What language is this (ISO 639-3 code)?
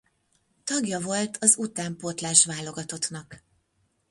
hun